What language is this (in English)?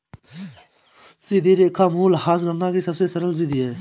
Hindi